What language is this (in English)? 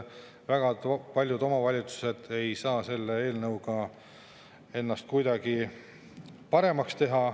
Estonian